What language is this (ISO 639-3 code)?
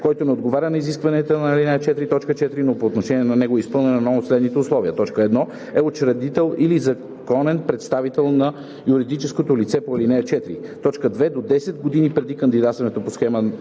bul